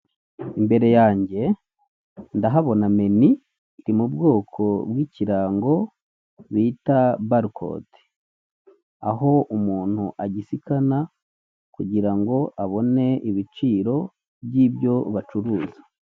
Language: Kinyarwanda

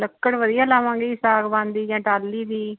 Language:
Punjabi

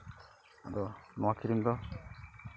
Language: Santali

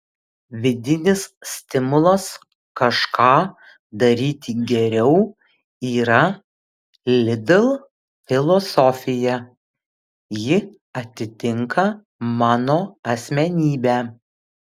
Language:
Lithuanian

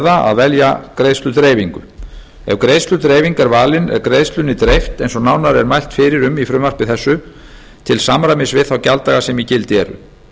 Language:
Icelandic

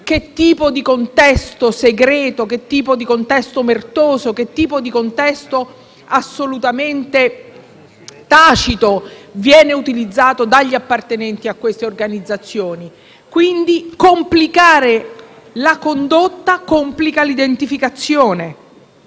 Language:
Italian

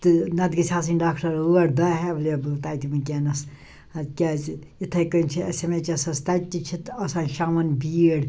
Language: Kashmiri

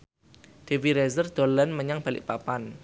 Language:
Javanese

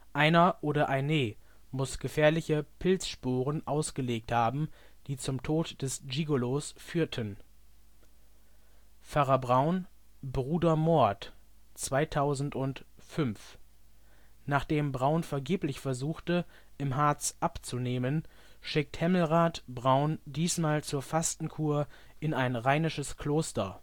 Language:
German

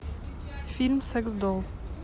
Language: Russian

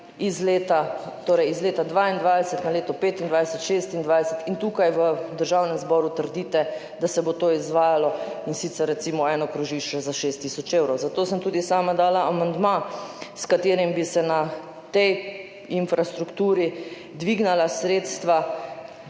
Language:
Slovenian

